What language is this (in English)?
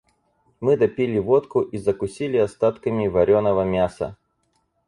Russian